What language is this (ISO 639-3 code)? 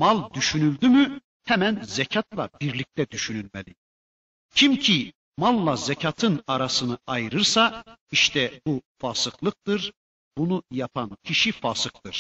tur